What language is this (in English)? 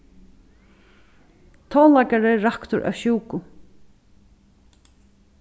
Faroese